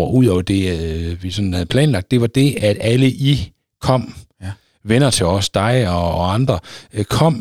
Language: Danish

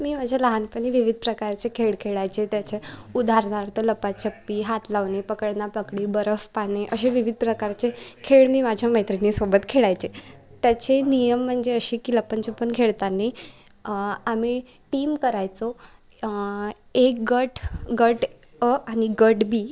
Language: Marathi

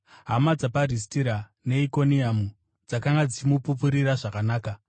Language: Shona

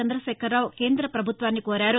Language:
Telugu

